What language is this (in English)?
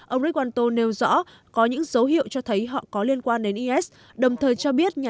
Vietnamese